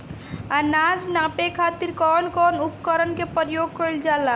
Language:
Bhojpuri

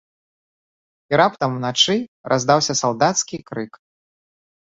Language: Belarusian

